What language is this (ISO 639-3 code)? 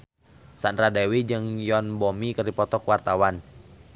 sun